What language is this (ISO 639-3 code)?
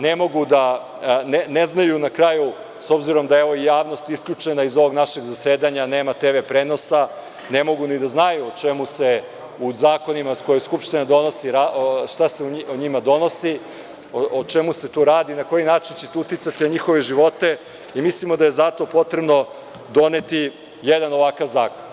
srp